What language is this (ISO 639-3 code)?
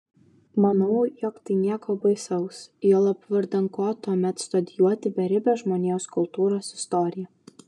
lit